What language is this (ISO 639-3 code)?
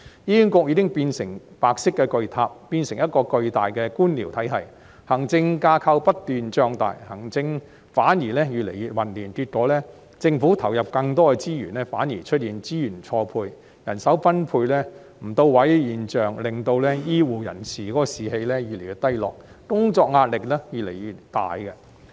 yue